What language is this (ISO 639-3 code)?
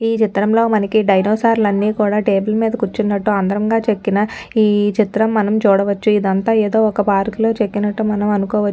tel